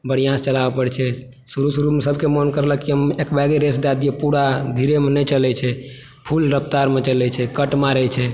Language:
Maithili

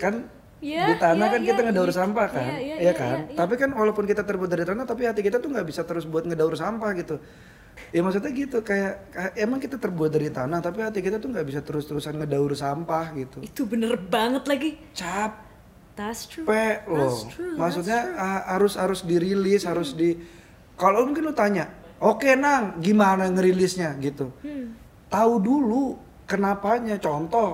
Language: Indonesian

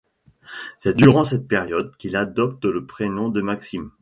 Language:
French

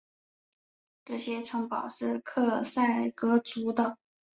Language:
Chinese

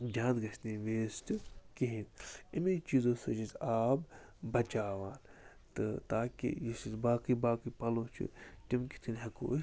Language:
Kashmiri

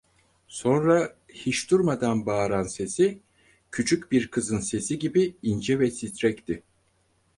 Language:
Turkish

